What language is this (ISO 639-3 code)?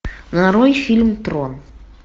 rus